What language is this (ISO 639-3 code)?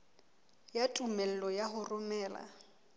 sot